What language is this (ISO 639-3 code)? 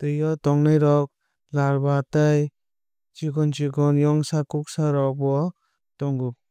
trp